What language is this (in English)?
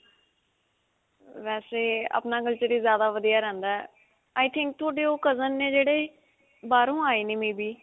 Punjabi